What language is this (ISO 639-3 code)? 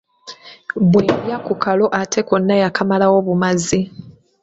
lug